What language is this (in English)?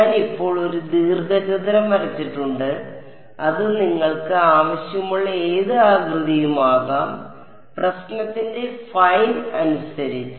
Malayalam